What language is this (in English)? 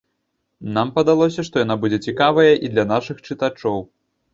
Belarusian